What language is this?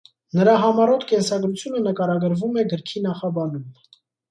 Armenian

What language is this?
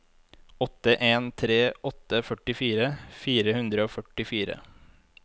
Norwegian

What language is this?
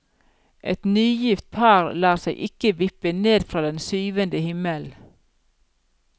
Norwegian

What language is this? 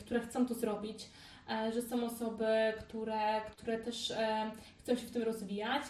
Polish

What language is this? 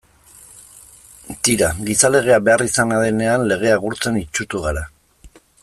Basque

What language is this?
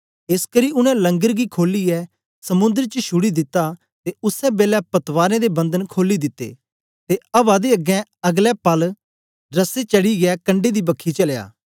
Dogri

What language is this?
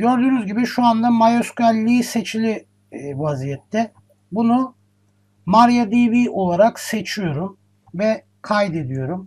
Turkish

